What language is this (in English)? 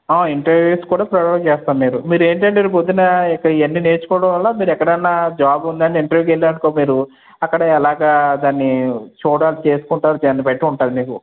Telugu